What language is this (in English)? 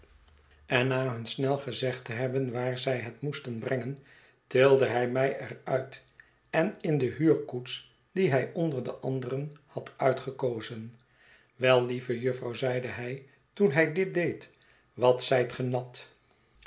Dutch